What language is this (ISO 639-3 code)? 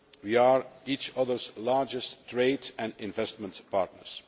eng